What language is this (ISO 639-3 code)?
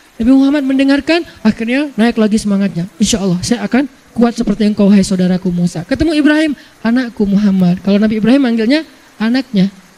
ind